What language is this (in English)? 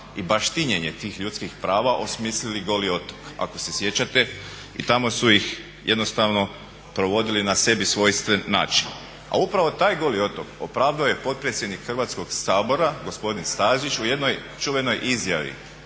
Croatian